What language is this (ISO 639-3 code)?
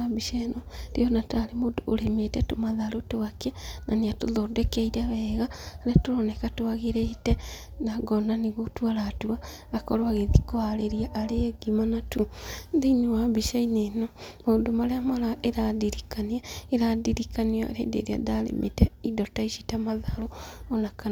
kik